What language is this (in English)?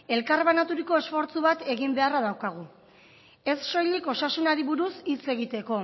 Basque